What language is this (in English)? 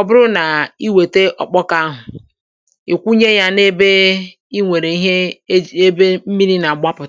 Igbo